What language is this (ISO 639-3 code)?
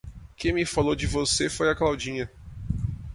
por